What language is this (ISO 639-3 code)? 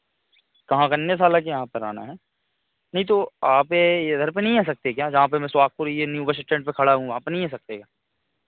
hin